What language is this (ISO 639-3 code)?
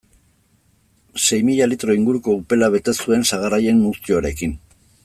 eus